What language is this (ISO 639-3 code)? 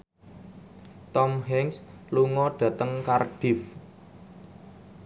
jav